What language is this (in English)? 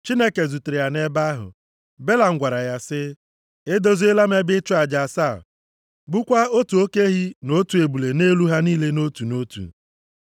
Igbo